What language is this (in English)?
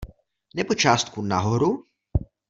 Czech